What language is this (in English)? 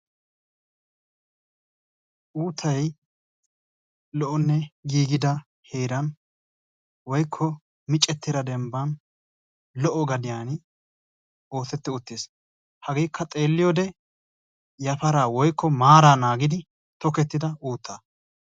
Wolaytta